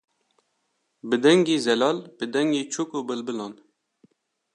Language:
Kurdish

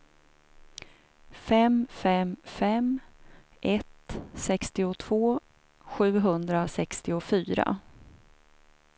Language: Swedish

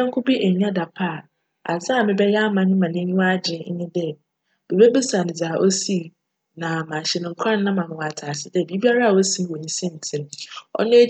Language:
Akan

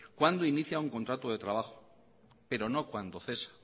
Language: Spanish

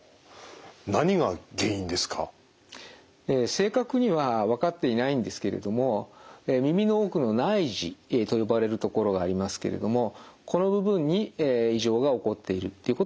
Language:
Japanese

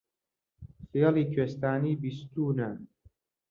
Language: Central Kurdish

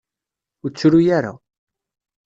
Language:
Kabyle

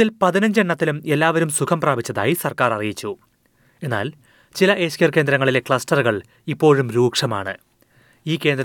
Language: Malayalam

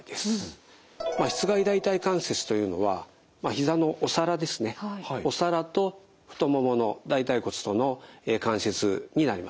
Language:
Japanese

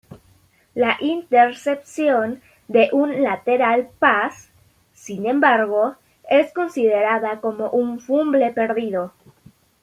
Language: Spanish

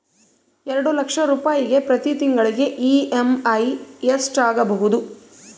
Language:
Kannada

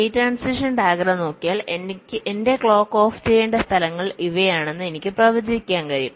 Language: Malayalam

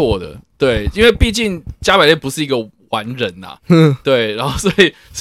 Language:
Chinese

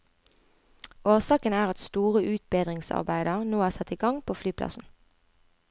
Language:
Norwegian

